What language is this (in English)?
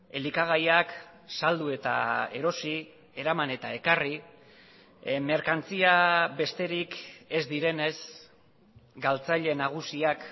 Basque